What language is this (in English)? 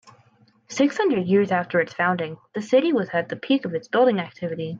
English